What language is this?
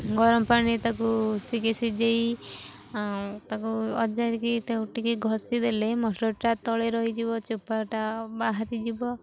Odia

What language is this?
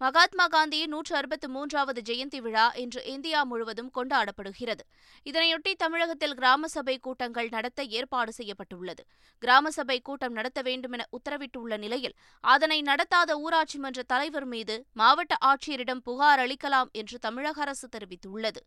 Tamil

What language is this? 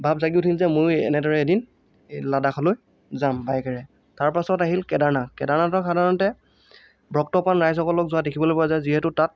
Assamese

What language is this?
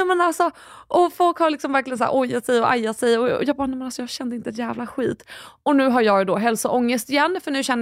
Swedish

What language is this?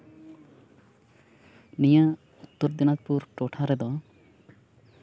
Santali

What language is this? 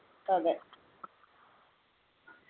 Malayalam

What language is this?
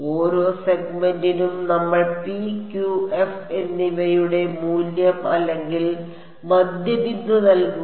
Malayalam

